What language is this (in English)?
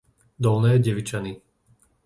Slovak